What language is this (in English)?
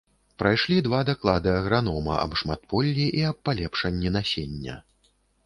Belarusian